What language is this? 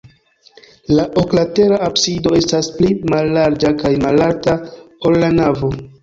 Esperanto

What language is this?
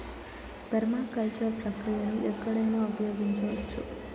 Telugu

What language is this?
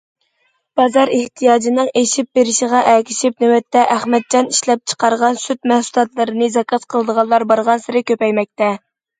Uyghur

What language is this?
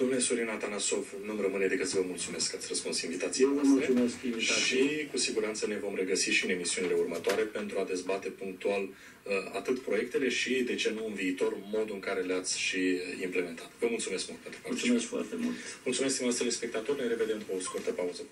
Romanian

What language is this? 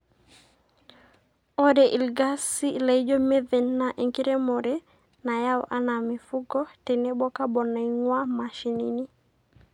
Masai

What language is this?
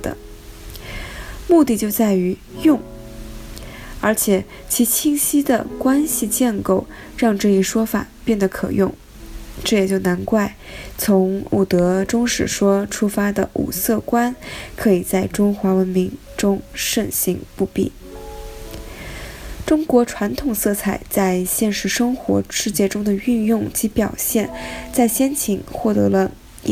Chinese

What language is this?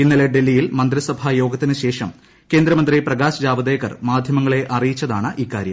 Malayalam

